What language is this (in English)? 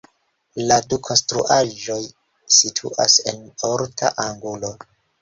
Esperanto